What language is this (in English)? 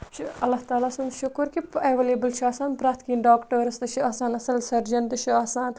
Kashmiri